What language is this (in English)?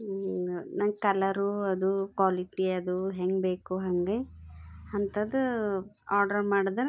Kannada